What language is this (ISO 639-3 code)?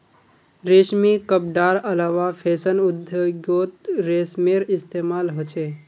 mag